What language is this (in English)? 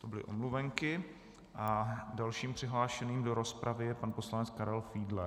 Czech